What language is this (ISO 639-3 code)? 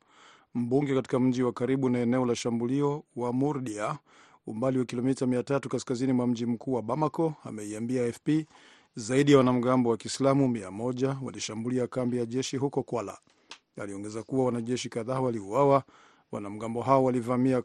swa